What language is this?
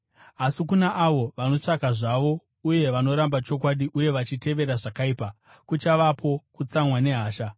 Shona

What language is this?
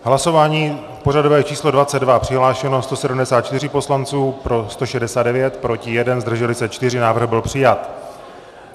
Czech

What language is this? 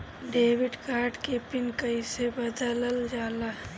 Bhojpuri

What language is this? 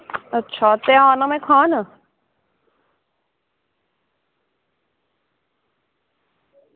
Dogri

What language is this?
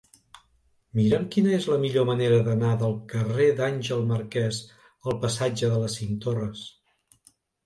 Catalan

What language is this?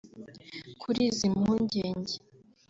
Kinyarwanda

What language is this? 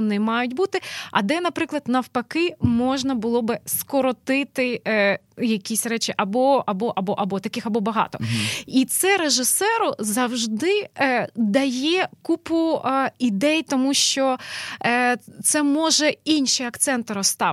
Ukrainian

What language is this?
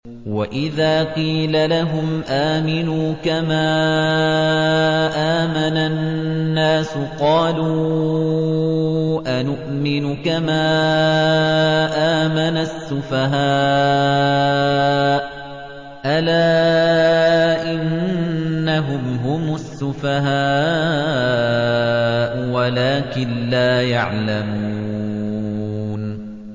Arabic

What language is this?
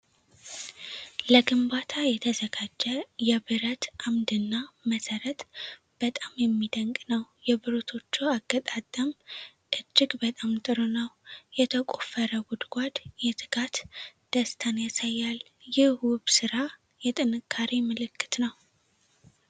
Amharic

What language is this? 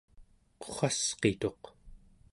Central Yupik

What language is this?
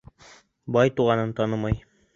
Bashkir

